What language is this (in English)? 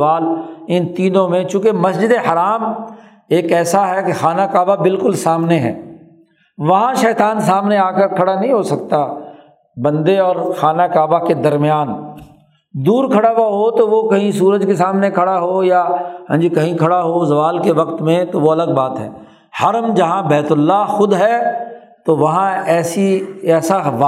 Urdu